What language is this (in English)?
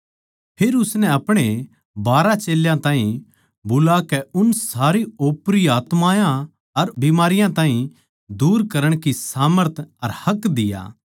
Haryanvi